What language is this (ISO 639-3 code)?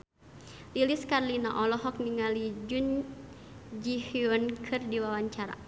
sun